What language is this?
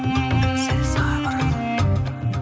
Kazakh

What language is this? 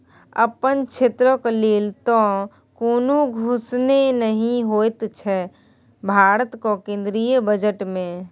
Maithili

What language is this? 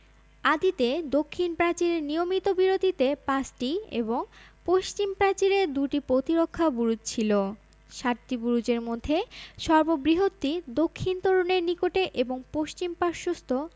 Bangla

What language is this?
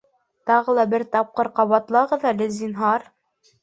Bashkir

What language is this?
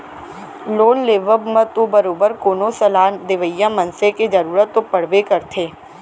Chhattisgarhi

